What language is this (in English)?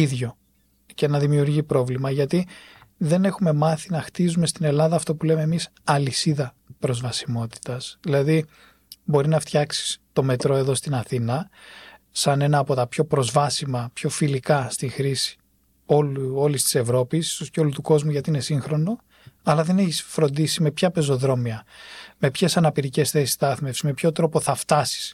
Greek